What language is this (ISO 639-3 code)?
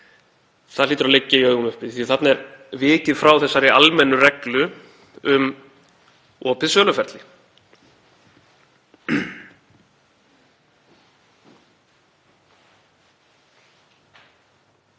isl